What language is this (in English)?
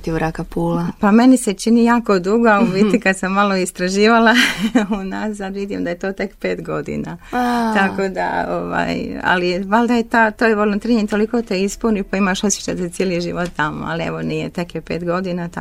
Croatian